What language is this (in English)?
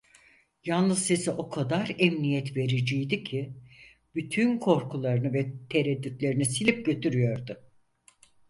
Turkish